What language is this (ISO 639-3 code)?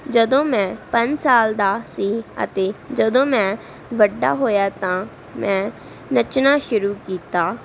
pan